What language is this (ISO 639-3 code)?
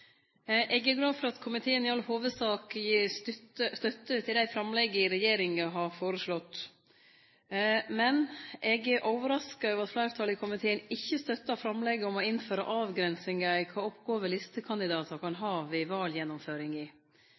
nno